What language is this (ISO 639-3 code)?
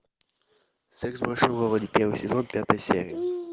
rus